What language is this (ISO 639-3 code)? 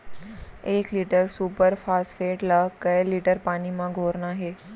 hne